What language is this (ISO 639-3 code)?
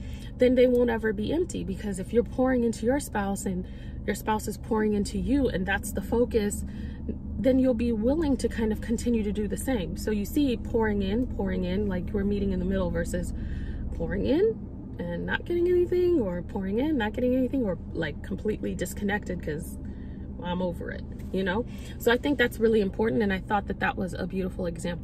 eng